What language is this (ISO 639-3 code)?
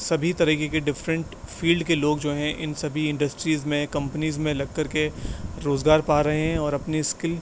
urd